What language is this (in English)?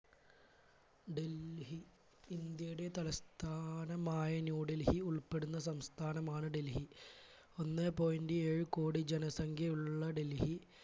Malayalam